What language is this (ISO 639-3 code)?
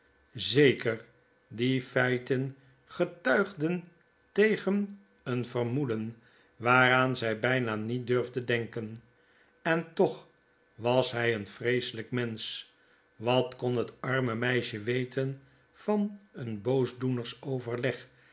nld